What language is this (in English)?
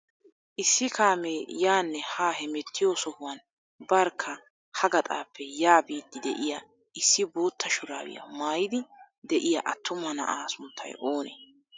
Wolaytta